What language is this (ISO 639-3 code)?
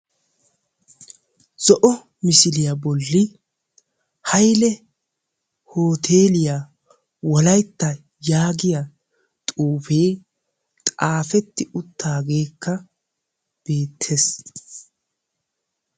wal